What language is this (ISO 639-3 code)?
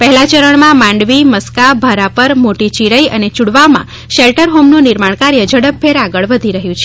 guj